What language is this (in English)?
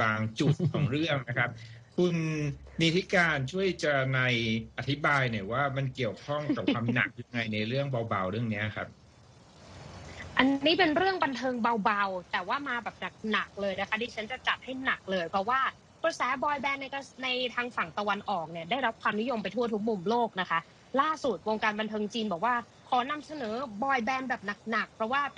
Thai